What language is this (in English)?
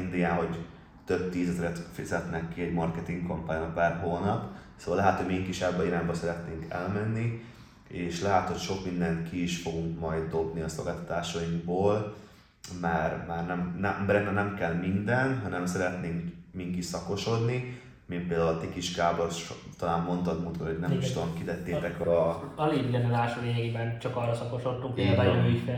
Hungarian